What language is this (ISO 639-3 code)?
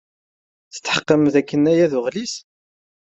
kab